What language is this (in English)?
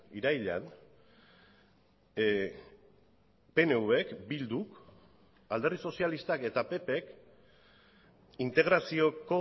Basque